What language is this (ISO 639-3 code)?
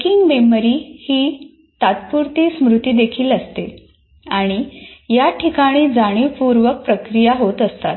mar